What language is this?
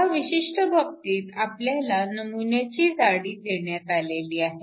Marathi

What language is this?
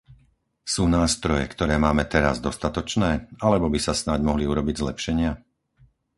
Slovak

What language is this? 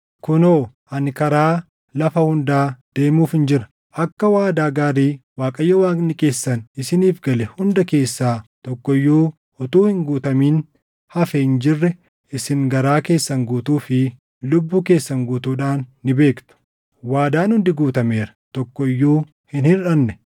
Oromo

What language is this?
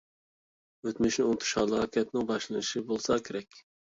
Uyghur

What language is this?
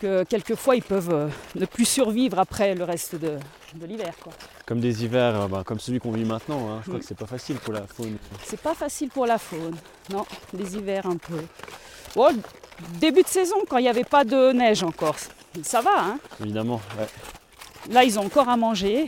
French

